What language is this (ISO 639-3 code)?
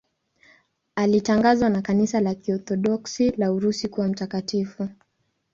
swa